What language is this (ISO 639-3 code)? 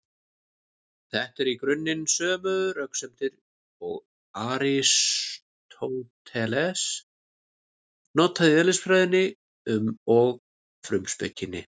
isl